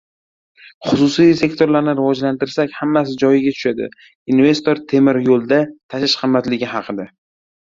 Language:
Uzbek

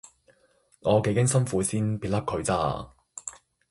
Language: Cantonese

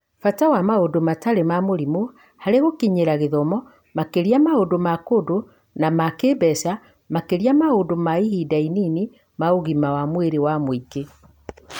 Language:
Kikuyu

